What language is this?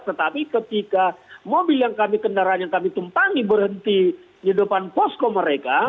Indonesian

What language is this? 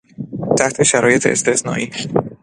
Persian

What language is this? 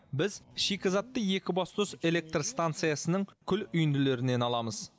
Kazakh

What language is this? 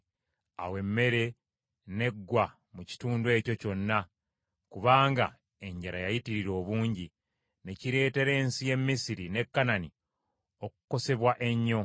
Ganda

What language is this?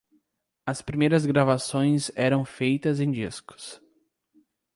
Portuguese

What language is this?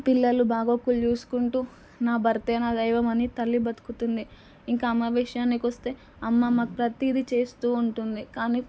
Telugu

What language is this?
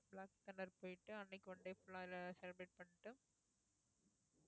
Tamil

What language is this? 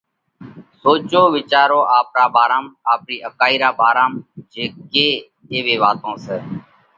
Parkari Koli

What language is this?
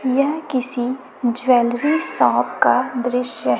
Hindi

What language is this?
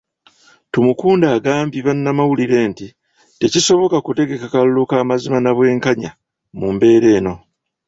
Ganda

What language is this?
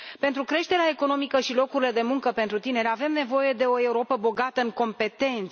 Romanian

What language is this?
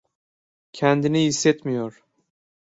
Turkish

